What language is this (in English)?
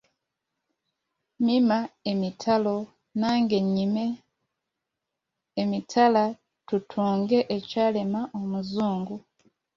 Ganda